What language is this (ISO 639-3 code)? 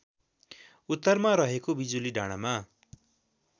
nep